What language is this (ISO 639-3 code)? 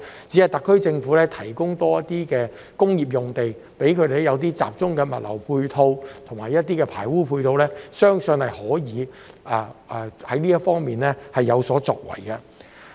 yue